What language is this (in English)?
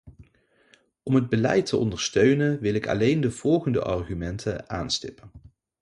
Dutch